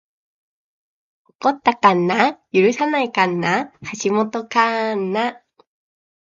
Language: Japanese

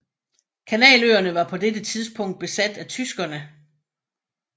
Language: Danish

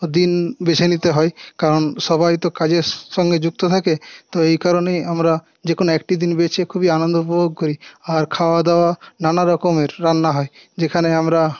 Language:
Bangla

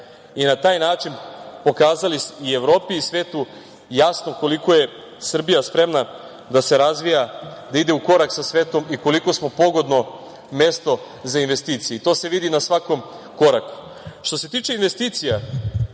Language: Serbian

